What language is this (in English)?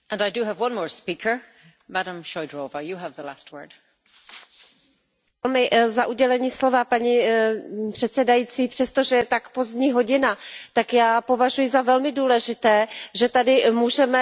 Czech